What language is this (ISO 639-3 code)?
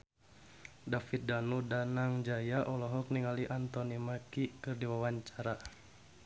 sun